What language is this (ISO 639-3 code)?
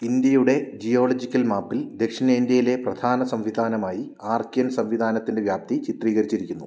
mal